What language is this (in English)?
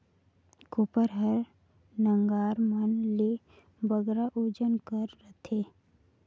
Chhattisgarhi